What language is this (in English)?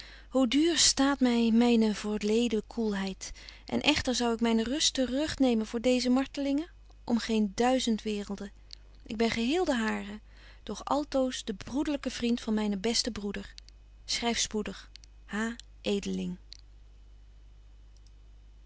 Dutch